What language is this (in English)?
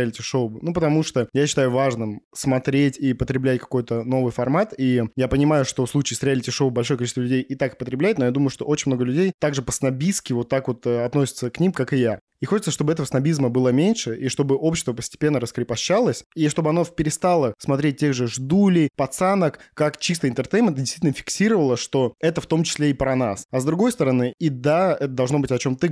Russian